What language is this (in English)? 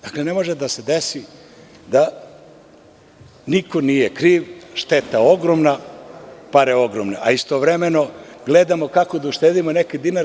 Serbian